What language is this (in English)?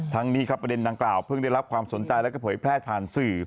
Thai